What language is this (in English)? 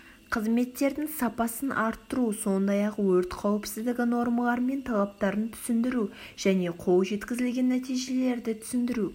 Kazakh